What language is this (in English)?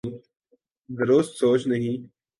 Urdu